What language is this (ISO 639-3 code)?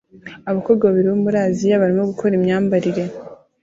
kin